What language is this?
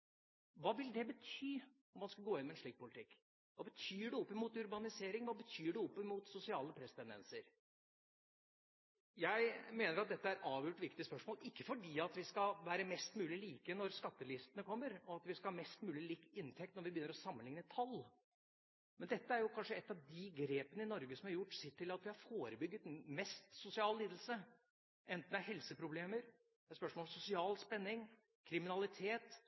Norwegian Bokmål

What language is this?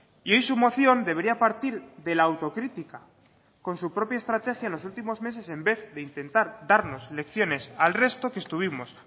Spanish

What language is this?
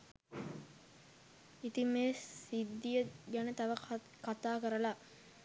Sinhala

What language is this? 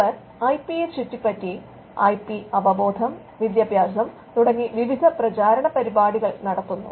Malayalam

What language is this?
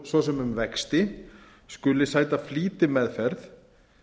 Icelandic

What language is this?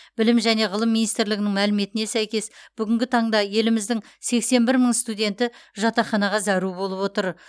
Kazakh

